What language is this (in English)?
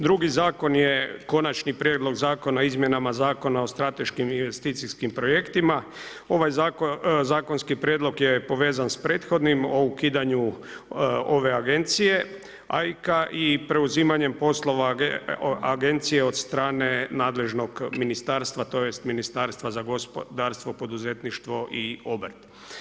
Croatian